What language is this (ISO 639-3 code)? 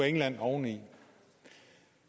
dan